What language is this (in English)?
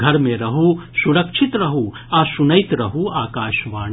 Maithili